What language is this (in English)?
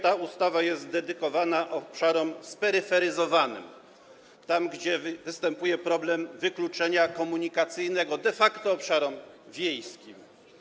Polish